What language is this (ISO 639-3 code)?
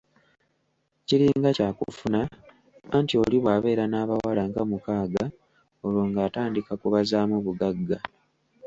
lug